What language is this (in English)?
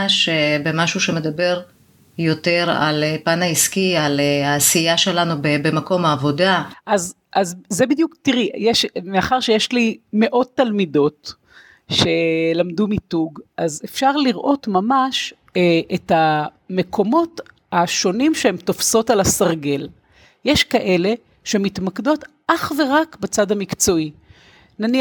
Hebrew